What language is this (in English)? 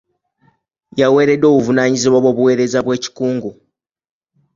Ganda